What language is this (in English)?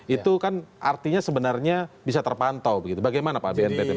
Indonesian